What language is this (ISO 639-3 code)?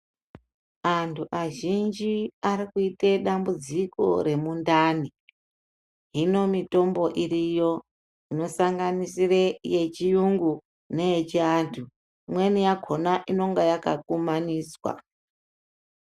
ndc